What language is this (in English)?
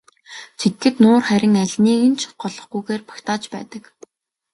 Mongolian